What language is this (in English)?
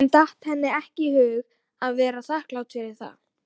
Icelandic